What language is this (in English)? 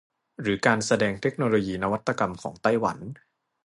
Thai